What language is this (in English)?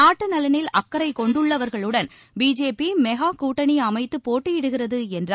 Tamil